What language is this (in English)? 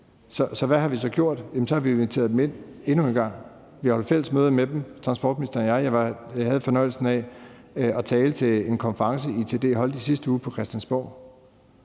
Danish